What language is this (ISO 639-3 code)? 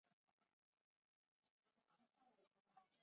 zho